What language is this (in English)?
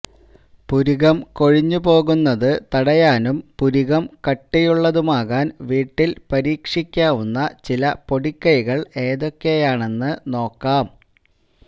Malayalam